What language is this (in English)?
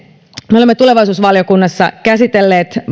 Finnish